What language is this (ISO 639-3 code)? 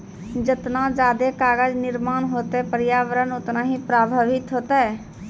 mai